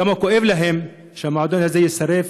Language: Hebrew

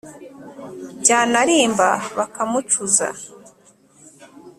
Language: Kinyarwanda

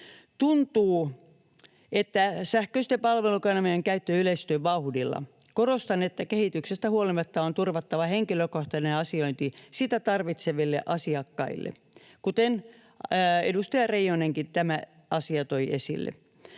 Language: Finnish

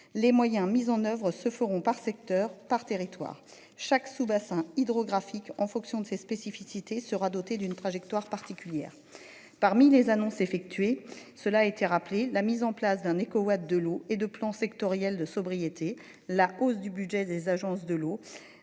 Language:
French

